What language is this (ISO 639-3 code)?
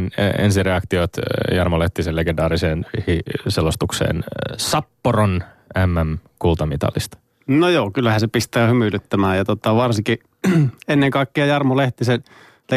fin